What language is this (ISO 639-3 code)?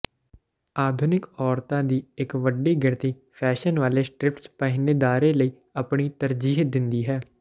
pan